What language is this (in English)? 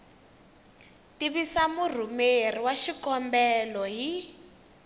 Tsonga